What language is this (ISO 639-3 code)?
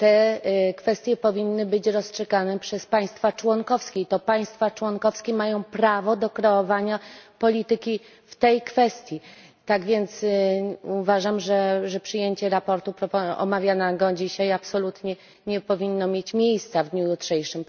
pol